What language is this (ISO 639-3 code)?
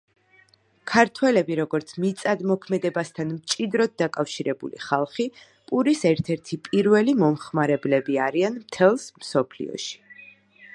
kat